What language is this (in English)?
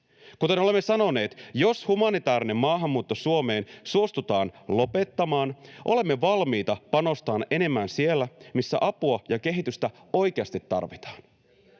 Finnish